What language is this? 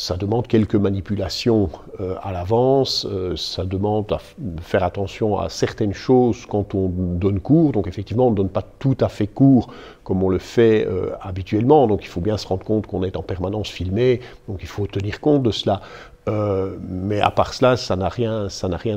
French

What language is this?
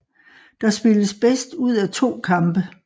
Danish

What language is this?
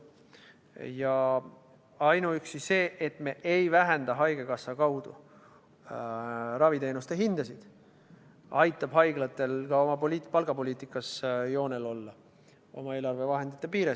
Estonian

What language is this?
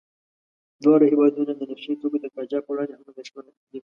Pashto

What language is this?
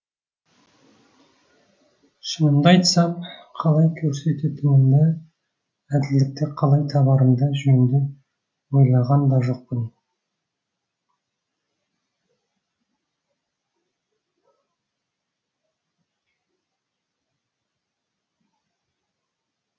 Kazakh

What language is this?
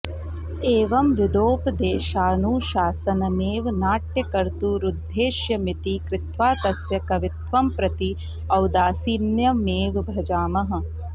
Sanskrit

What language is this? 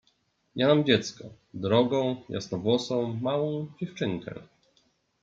Polish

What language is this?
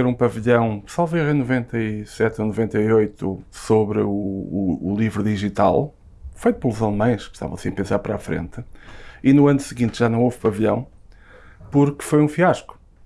Portuguese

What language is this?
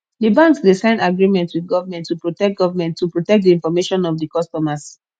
Nigerian Pidgin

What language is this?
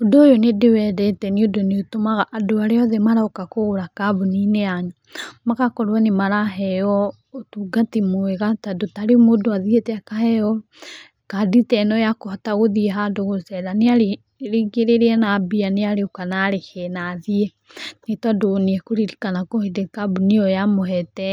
Kikuyu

